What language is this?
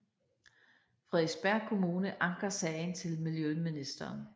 Danish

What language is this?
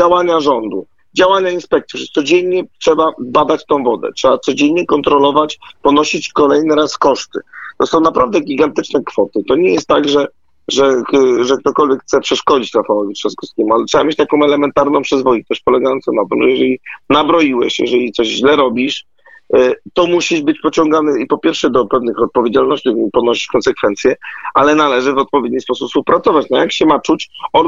Polish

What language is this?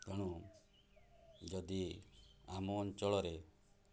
Odia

